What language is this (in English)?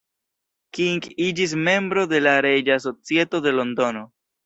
Esperanto